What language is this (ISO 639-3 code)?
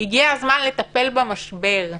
heb